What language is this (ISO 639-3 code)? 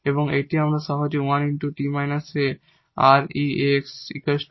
ben